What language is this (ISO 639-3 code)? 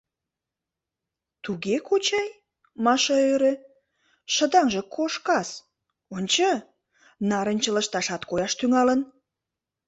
chm